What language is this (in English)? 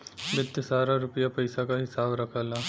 Bhojpuri